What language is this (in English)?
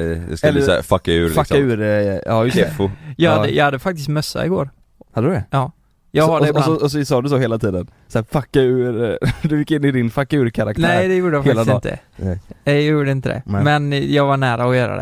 Swedish